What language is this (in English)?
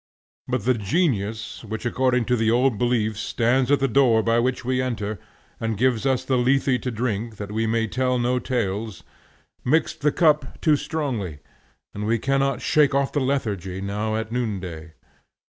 English